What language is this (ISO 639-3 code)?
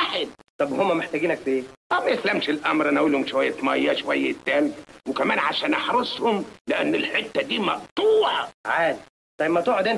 ara